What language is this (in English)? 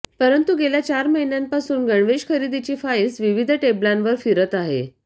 Marathi